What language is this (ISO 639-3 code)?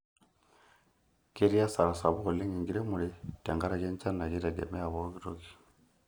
mas